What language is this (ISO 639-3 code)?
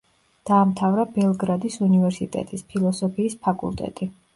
kat